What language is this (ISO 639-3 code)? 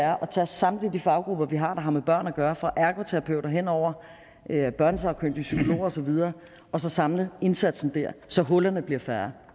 dan